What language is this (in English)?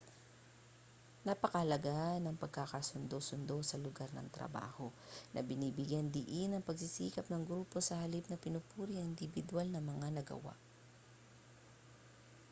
Filipino